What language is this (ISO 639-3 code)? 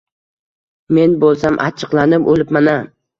uzb